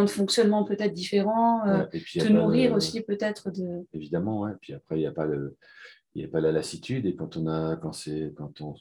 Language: French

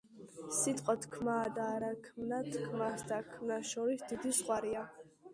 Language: Georgian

